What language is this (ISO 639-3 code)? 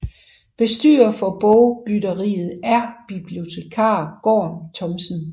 dan